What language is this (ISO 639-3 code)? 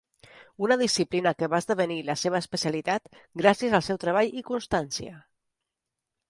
cat